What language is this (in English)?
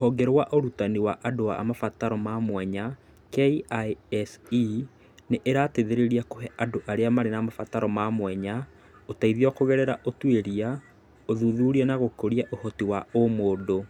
Kikuyu